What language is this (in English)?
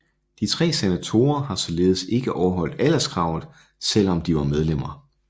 Danish